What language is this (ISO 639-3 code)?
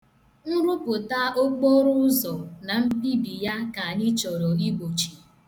ibo